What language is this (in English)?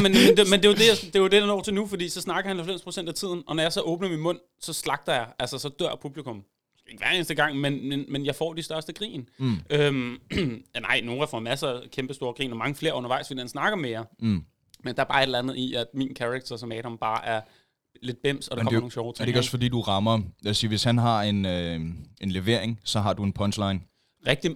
Danish